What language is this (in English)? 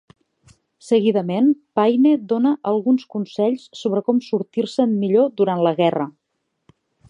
Catalan